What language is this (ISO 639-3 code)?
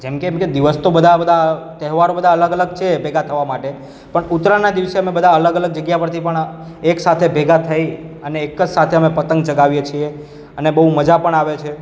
guj